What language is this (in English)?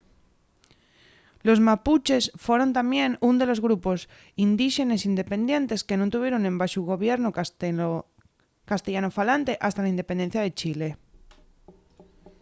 Asturian